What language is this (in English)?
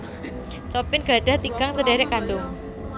Javanese